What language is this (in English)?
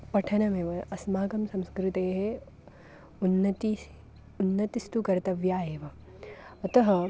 Sanskrit